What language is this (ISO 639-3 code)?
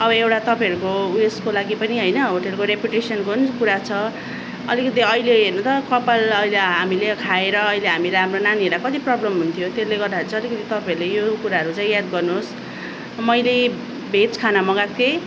nep